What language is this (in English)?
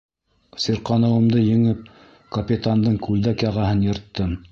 Bashkir